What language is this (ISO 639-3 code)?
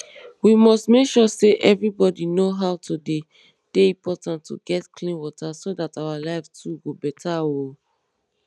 pcm